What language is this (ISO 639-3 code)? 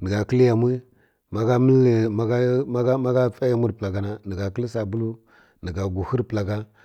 fkk